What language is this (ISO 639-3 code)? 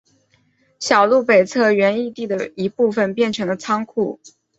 zho